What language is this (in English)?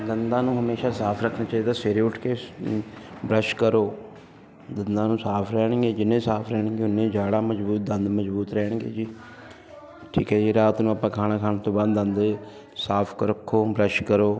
Punjabi